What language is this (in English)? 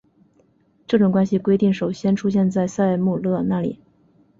Chinese